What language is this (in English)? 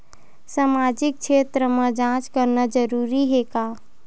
Chhattisgarhi